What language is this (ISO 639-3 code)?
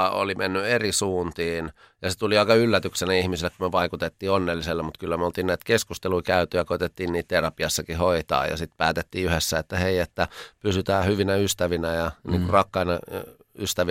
fin